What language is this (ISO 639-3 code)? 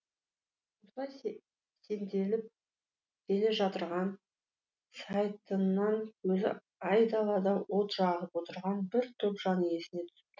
kaz